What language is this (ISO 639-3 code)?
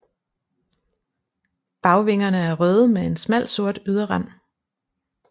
dan